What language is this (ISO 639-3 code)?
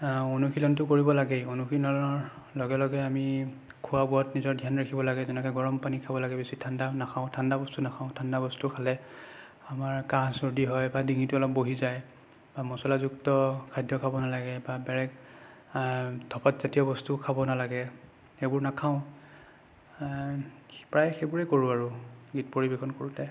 asm